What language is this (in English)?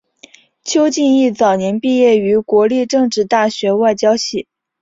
Chinese